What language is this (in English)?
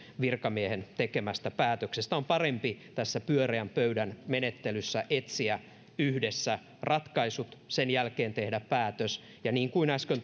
Finnish